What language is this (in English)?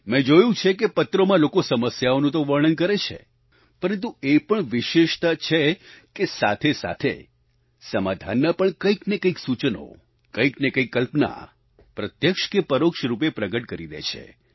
Gujarati